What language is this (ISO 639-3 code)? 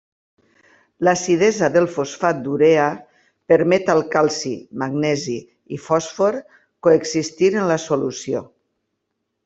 cat